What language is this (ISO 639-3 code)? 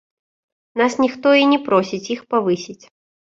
bel